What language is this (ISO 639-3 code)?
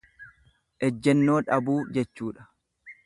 orm